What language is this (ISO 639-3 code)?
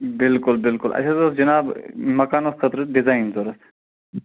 kas